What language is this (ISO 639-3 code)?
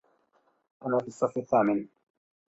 ara